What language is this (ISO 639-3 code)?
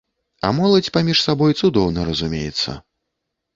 bel